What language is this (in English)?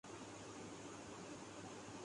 Urdu